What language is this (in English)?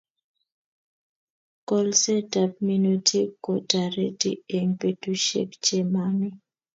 Kalenjin